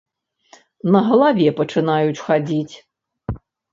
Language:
Belarusian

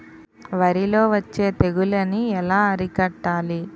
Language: Telugu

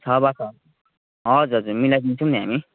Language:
Nepali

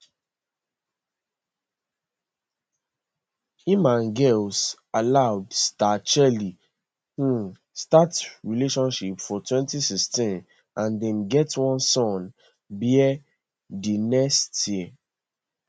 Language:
Nigerian Pidgin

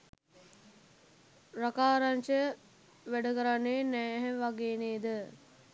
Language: Sinhala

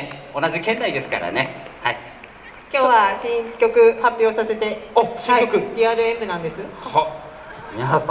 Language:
Japanese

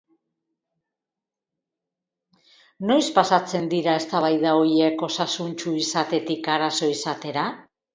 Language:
Basque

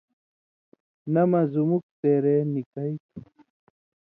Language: Indus Kohistani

